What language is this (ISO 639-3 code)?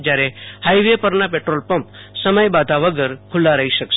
guj